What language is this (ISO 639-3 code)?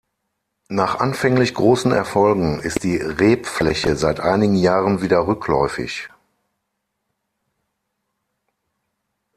deu